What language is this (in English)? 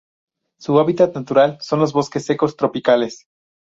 Spanish